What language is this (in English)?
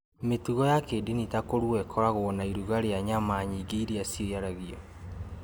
Kikuyu